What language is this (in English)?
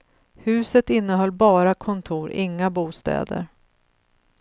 Swedish